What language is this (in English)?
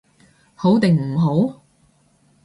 Cantonese